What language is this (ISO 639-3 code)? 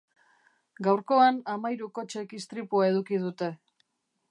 eus